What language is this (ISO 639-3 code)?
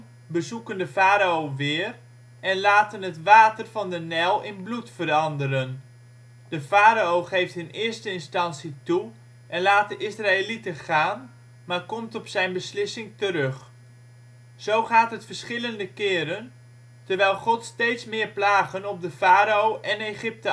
nld